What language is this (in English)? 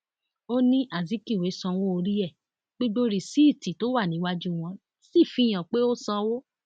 Yoruba